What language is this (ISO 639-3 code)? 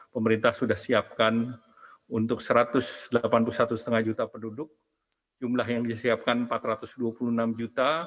ind